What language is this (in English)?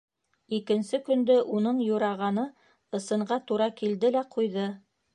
Bashkir